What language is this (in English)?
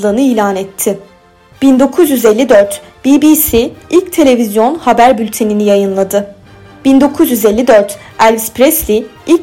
Turkish